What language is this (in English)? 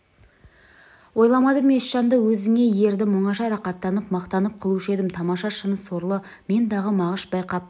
Kazakh